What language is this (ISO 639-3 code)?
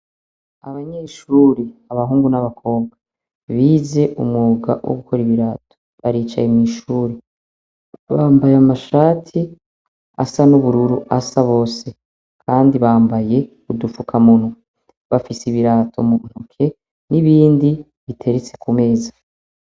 run